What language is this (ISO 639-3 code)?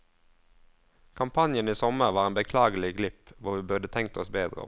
nor